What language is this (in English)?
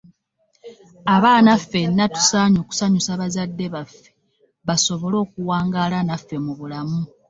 Ganda